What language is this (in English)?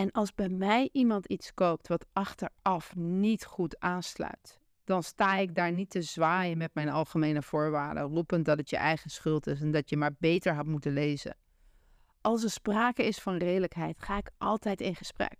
Dutch